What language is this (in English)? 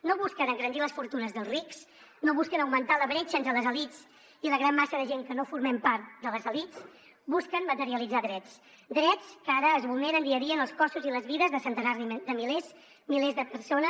Catalan